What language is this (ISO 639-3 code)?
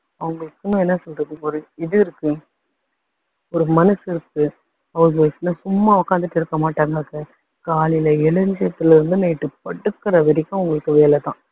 tam